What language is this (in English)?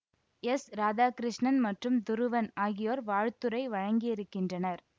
Tamil